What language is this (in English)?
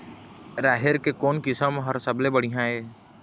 Chhattisgarhi